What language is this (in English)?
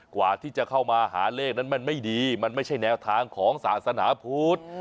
Thai